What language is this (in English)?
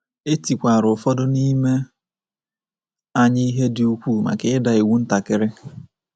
Igbo